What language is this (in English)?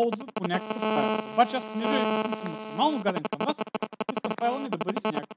Portuguese